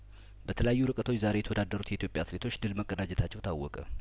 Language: Amharic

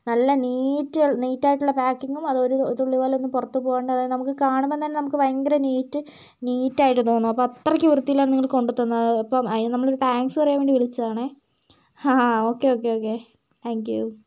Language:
Malayalam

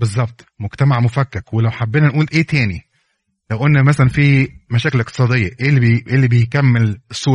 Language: Arabic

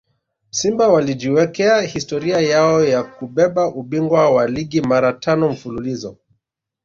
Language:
Swahili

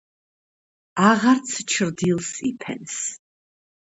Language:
Georgian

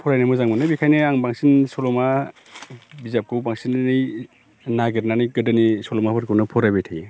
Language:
Bodo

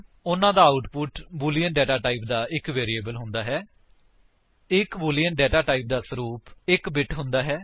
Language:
Punjabi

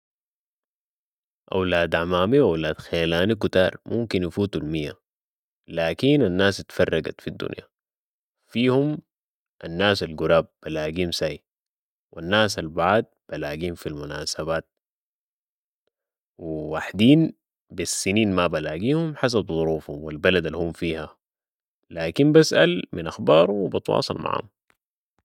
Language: Sudanese Arabic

